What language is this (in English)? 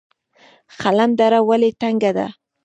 Pashto